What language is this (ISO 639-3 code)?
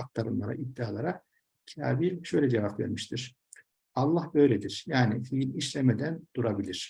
tur